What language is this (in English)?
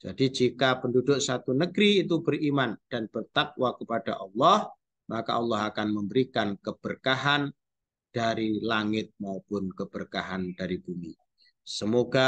Indonesian